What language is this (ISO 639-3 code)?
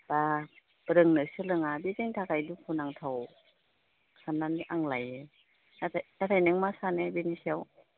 brx